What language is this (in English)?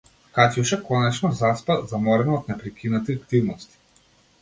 Macedonian